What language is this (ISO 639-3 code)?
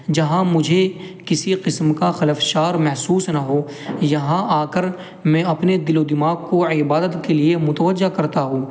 urd